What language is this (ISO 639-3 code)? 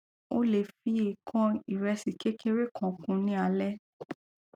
yor